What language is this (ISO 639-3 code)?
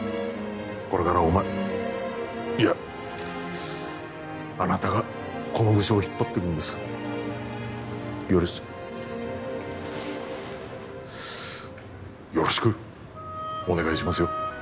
jpn